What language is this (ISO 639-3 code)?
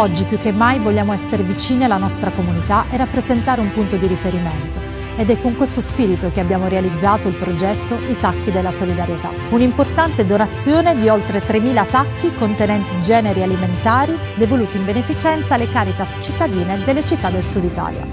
ita